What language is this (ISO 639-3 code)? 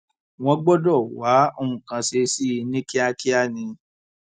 yor